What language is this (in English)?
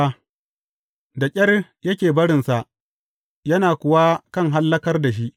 Hausa